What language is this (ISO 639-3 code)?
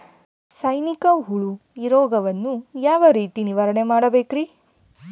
kan